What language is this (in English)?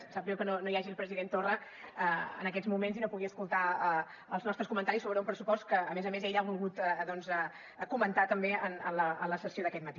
Catalan